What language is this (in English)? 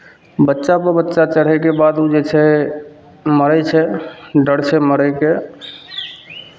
Maithili